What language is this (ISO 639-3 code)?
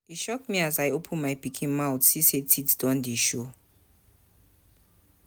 pcm